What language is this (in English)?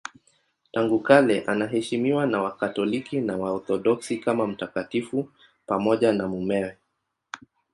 Swahili